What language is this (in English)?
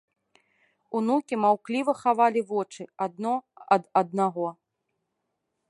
Belarusian